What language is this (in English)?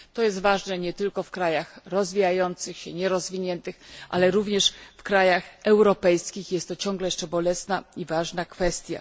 Polish